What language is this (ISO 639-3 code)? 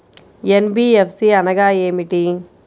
tel